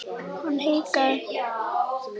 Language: Icelandic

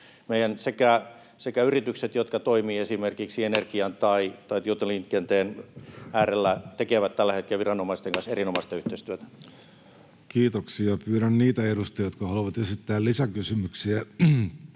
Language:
Finnish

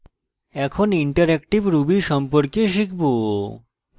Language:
Bangla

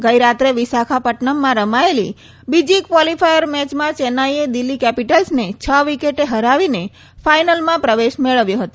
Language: Gujarati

